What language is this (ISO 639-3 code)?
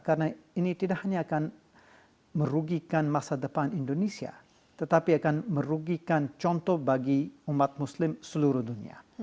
ind